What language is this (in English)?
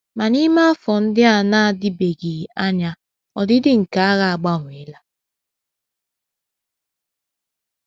Igbo